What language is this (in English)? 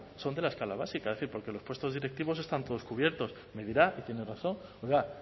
Spanish